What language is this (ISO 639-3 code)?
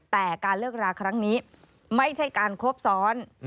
tha